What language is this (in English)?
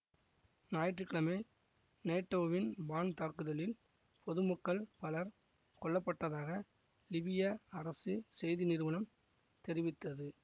Tamil